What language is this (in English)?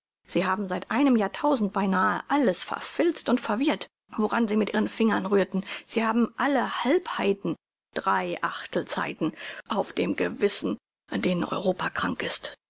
German